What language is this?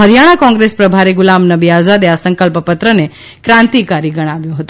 Gujarati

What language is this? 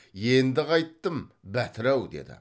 Kazakh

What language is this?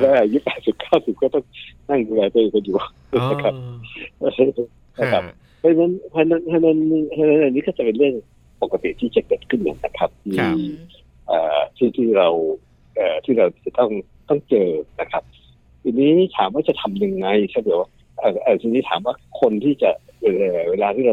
Thai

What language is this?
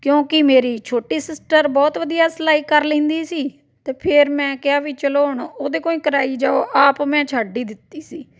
Punjabi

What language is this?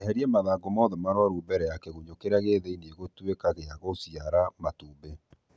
Kikuyu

